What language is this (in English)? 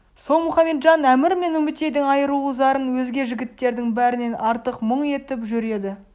Kazakh